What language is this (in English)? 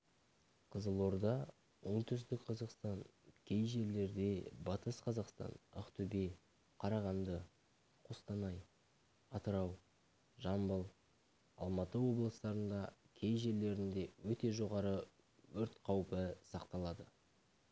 Kazakh